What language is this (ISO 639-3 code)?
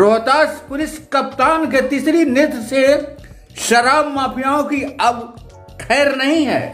hin